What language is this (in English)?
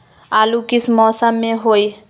Magahi